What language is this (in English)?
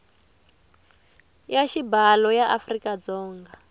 Tsonga